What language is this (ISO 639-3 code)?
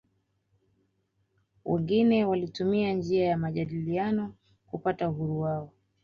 swa